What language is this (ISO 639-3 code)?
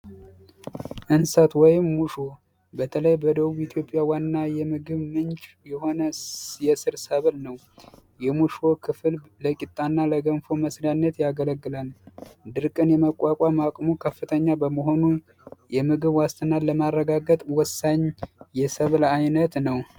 amh